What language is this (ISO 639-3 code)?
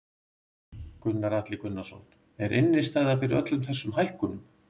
isl